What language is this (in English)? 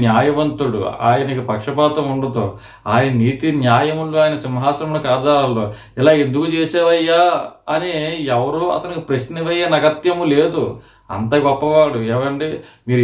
Turkish